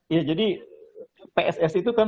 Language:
Indonesian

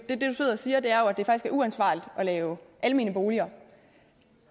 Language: Danish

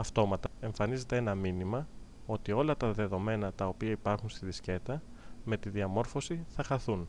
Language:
Greek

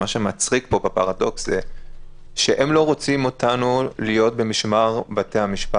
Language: Hebrew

